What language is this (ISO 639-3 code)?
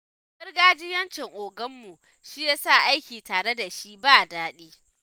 hau